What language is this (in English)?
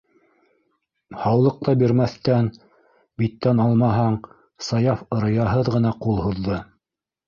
Bashkir